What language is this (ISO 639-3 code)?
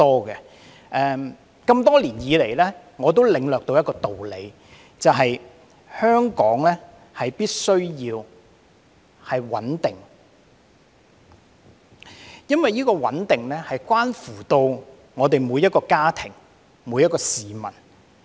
yue